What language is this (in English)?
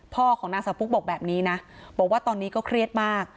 Thai